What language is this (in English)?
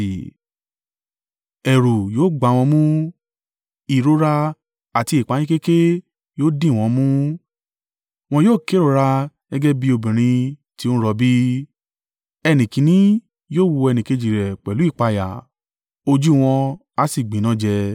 Yoruba